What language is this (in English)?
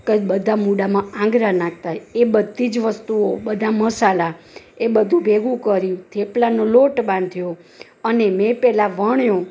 Gujarati